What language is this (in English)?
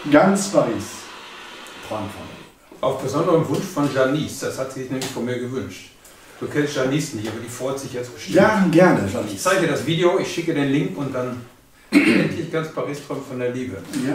German